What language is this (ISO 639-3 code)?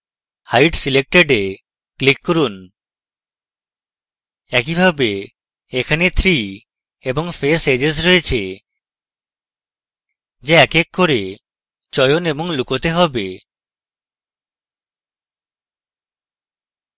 ben